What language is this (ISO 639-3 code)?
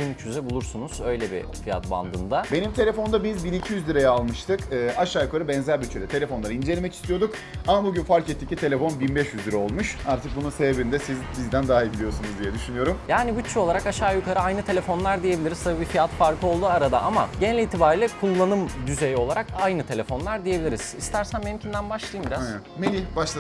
tur